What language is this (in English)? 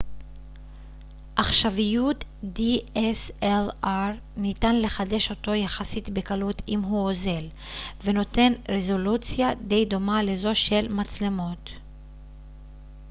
Hebrew